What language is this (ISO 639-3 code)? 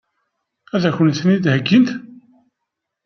kab